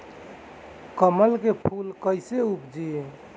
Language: Bhojpuri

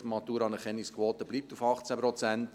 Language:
Swiss German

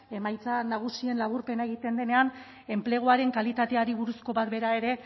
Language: Basque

